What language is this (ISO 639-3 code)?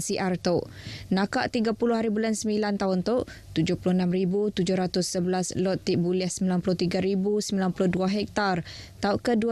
msa